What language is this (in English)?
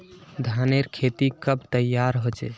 Magahi